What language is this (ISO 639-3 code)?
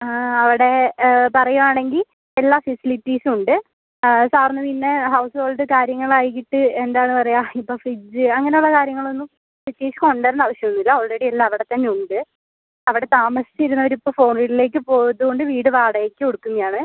mal